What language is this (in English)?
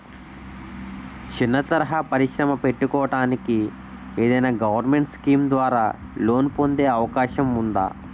Telugu